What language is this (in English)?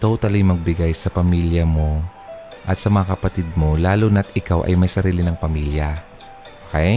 Filipino